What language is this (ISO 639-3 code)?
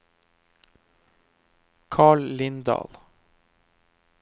nor